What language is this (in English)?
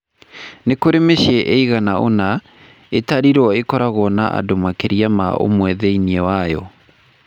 Kikuyu